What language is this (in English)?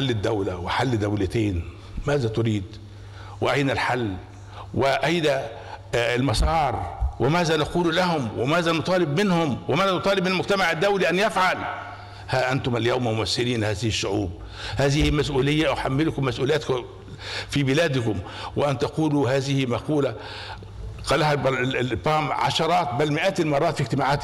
Arabic